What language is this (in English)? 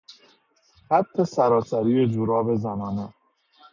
Persian